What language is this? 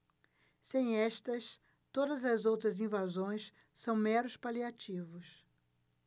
Portuguese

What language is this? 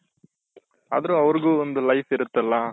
Kannada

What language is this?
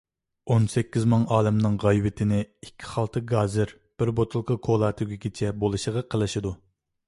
Uyghur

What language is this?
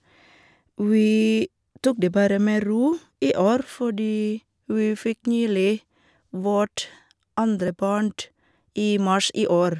Norwegian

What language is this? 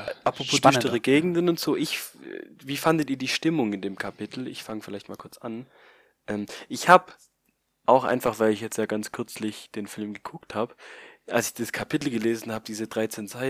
German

